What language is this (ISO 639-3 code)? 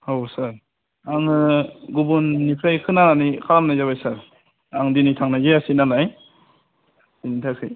brx